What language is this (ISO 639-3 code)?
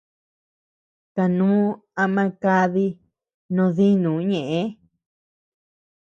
cux